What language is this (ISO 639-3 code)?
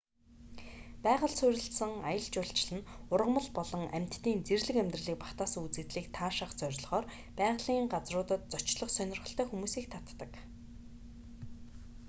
mon